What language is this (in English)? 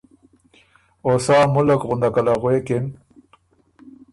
Ormuri